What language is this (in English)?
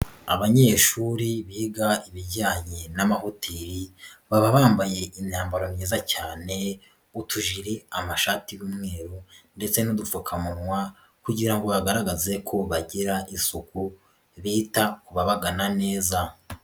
Kinyarwanda